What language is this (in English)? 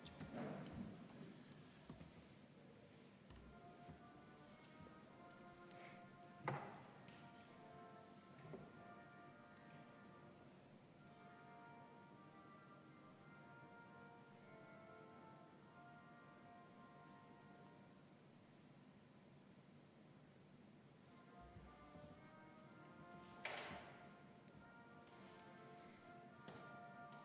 Estonian